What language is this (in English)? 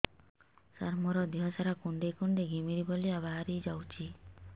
Odia